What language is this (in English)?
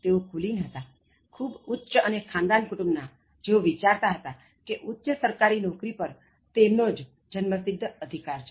Gujarati